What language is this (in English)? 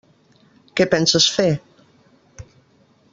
Catalan